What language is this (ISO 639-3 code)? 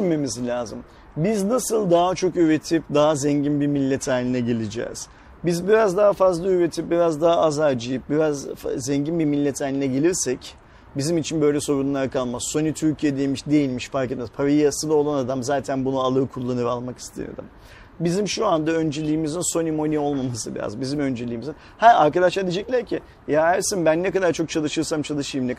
tur